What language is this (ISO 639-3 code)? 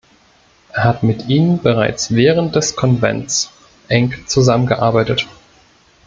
deu